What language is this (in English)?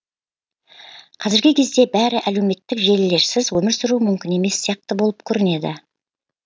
Kazakh